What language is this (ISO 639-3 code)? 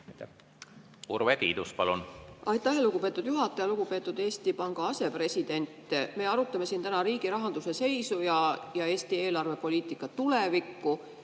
est